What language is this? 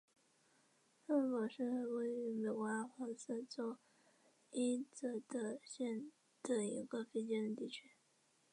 Chinese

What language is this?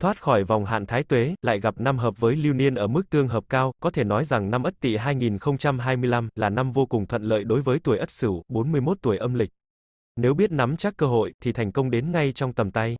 Vietnamese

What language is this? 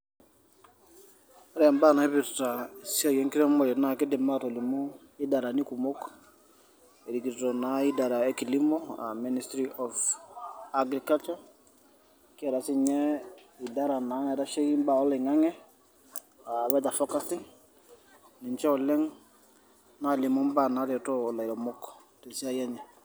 Masai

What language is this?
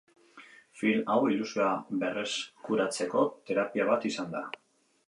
Basque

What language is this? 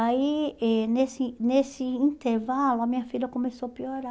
Portuguese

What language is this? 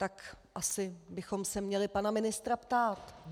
Czech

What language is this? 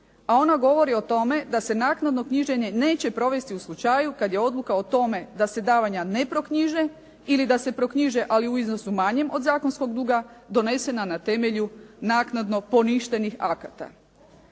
Croatian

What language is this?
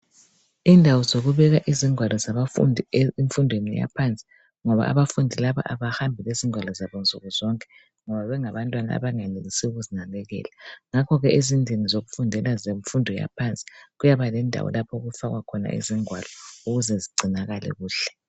North Ndebele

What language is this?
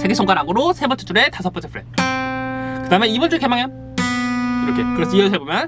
Korean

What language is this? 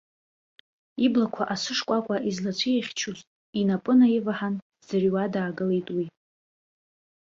Abkhazian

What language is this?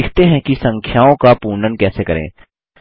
Hindi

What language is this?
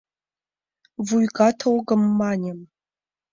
Mari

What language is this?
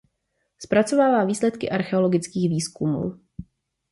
Czech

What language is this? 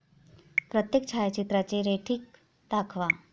Marathi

